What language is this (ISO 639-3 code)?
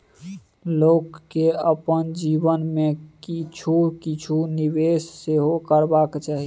mai